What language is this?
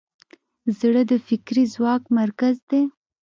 Pashto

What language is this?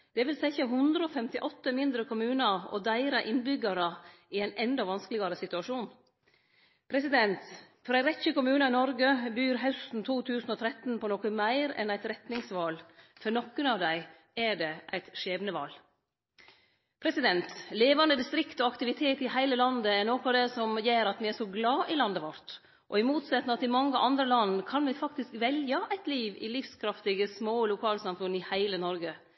Norwegian Nynorsk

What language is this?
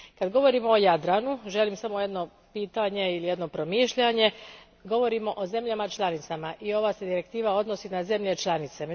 Croatian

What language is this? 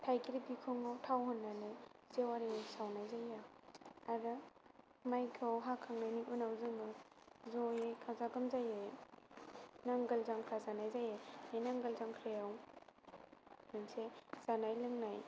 Bodo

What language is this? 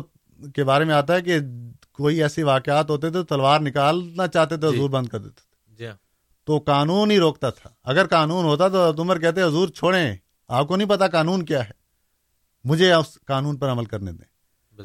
Urdu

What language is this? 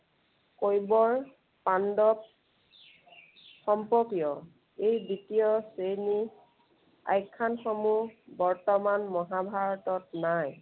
Assamese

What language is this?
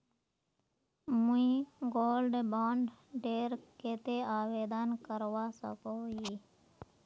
Magahi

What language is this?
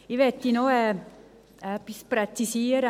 Swiss German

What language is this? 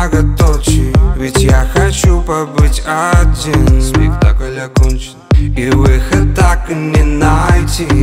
Russian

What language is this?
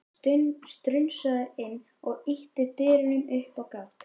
Icelandic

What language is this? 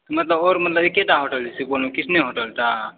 Maithili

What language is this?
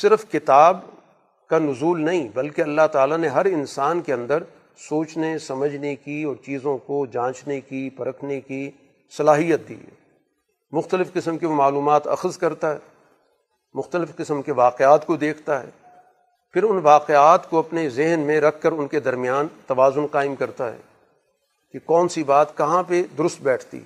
Urdu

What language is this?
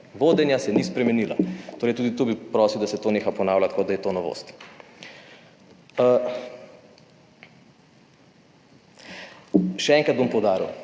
Slovenian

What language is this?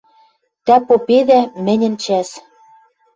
Western Mari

